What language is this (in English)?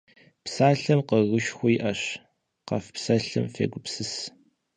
Kabardian